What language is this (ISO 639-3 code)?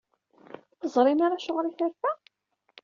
kab